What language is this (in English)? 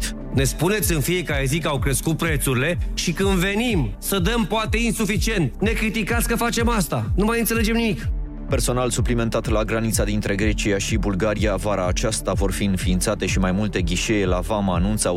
Romanian